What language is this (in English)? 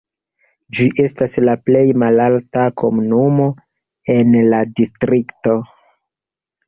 Esperanto